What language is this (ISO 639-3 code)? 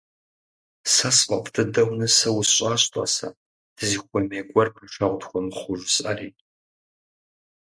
kbd